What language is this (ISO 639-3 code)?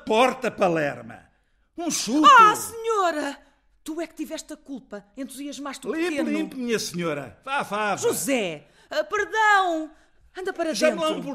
por